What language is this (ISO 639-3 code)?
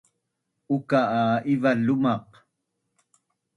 bnn